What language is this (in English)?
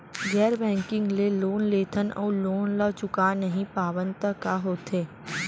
Chhattisgarhi